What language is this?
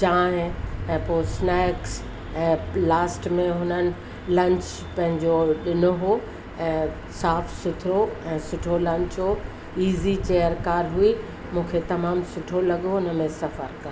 Sindhi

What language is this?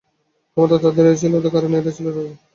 Bangla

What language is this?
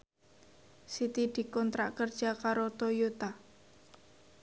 Javanese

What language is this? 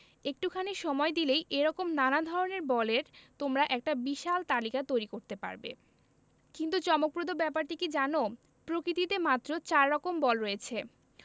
Bangla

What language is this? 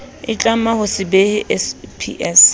Southern Sotho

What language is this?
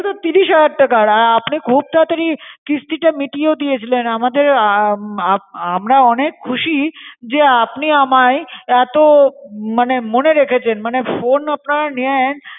Bangla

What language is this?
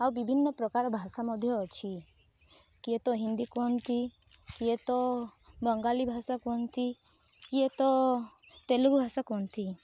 Odia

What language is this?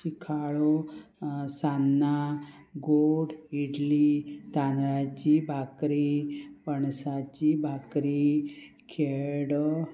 Konkani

